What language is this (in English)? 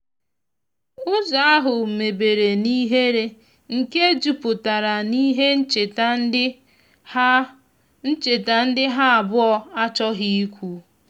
Igbo